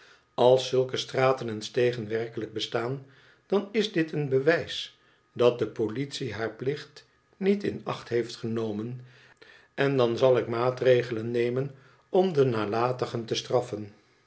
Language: Dutch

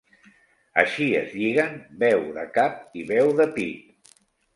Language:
Catalan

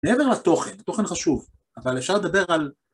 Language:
Hebrew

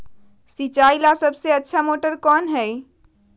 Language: Magahi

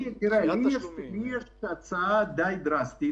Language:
Hebrew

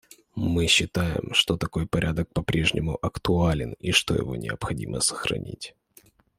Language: Russian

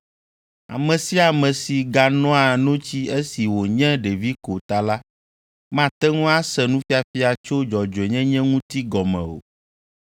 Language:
Ewe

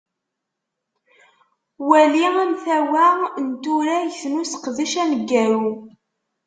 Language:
Kabyle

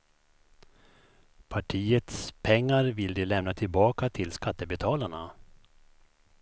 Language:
Swedish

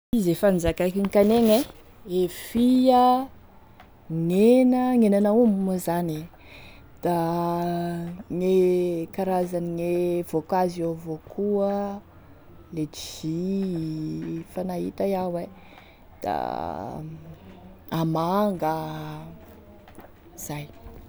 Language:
Tesaka Malagasy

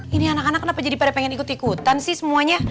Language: Indonesian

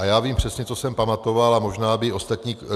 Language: Czech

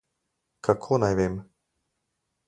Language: Slovenian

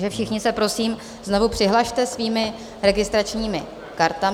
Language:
Czech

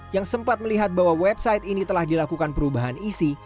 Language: Indonesian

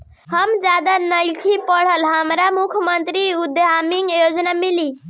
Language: Bhojpuri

